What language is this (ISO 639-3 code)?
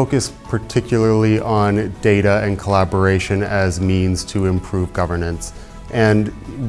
eng